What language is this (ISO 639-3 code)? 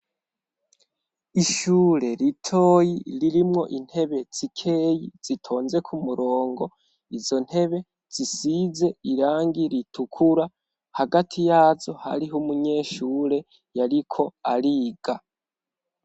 run